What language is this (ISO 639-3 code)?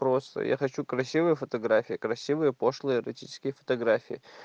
rus